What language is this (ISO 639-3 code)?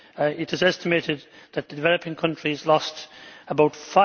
eng